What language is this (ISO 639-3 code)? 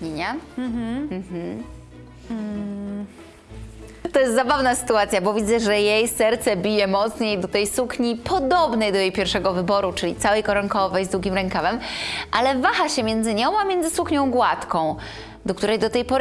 pol